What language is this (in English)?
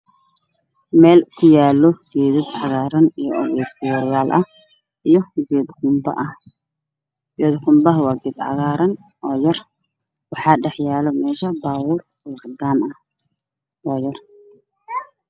Somali